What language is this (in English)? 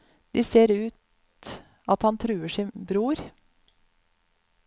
Norwegian